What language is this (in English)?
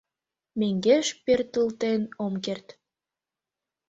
Mari